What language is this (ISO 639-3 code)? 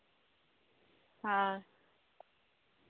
sat